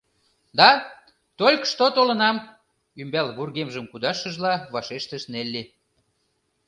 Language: Mari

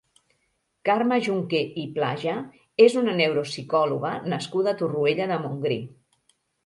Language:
Catalan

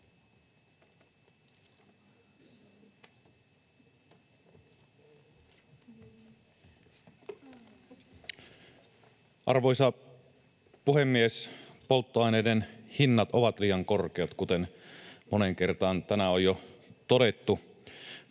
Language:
Finnish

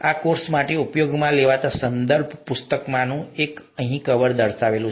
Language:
Gujarati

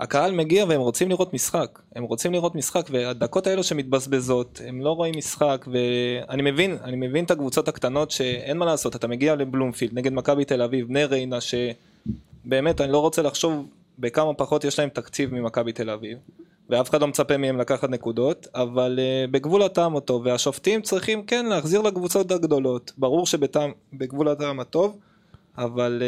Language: Hebrew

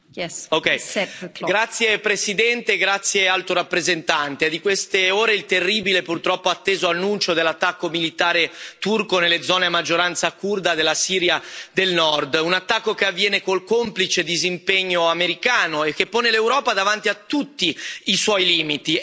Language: Italian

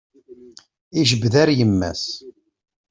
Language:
Kabyle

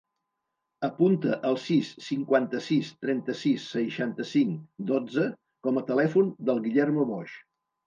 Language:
Catalan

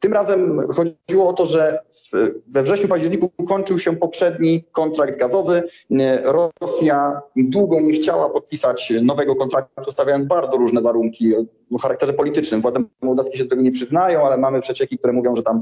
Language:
Polish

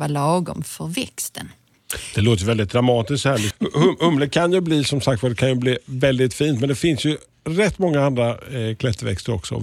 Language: Swedish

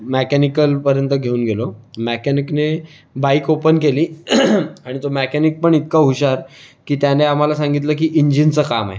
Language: Marathi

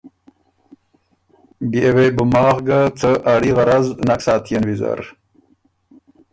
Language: Ormuri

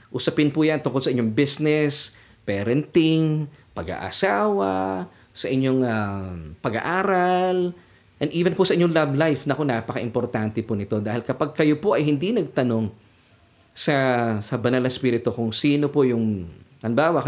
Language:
Filipino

